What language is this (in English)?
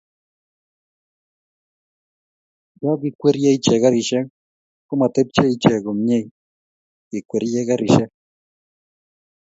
Kalenjin